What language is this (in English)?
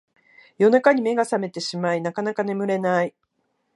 Japanese